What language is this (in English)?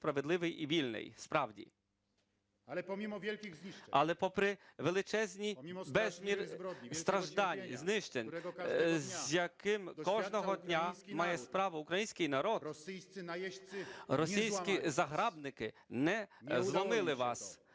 Ukrainian